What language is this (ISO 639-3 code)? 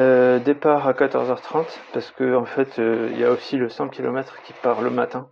fra